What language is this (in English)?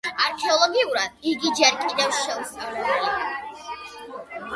Georgian